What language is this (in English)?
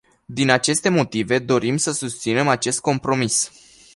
Romanian